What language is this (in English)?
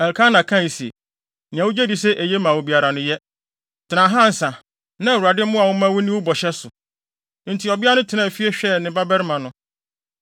Akan